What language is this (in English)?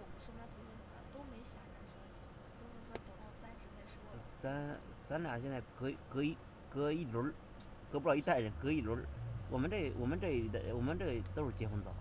Chinese